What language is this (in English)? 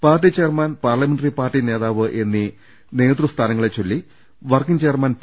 Malayalam